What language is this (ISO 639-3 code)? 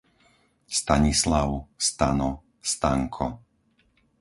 slk